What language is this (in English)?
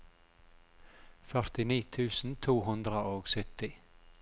Norwegian